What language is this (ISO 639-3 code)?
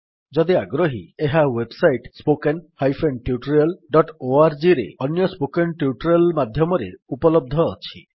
ori